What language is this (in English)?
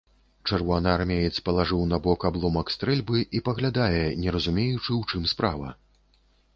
Belarusian